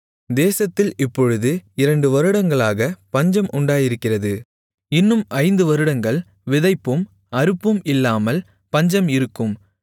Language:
Tamil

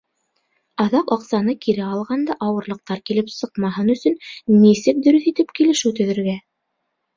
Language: Bashkir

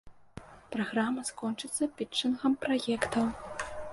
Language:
Belarusian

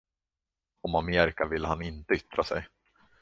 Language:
Swedish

